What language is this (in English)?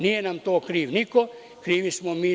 Serbian